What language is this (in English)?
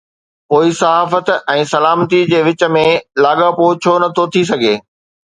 Sindhi